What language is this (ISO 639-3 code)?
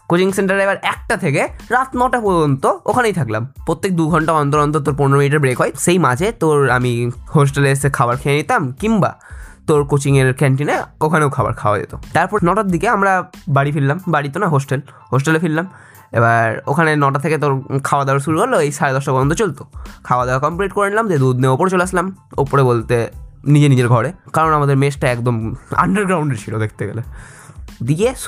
ben